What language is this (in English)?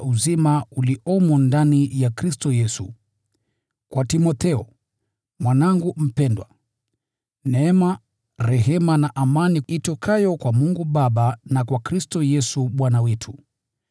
Swahili